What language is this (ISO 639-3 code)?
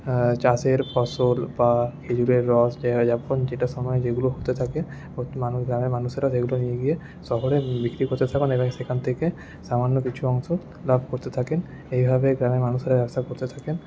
ben